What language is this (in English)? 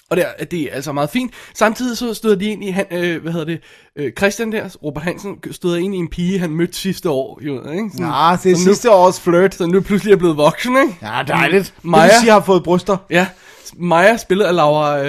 Danish